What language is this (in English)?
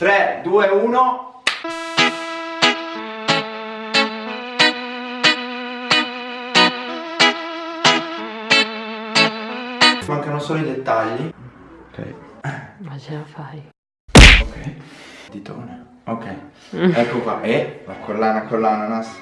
Italian